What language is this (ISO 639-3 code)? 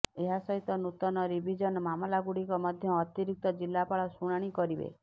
ori